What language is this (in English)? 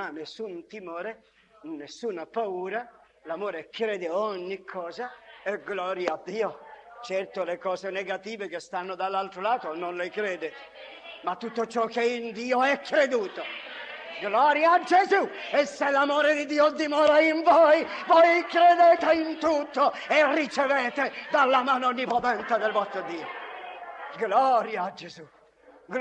Italian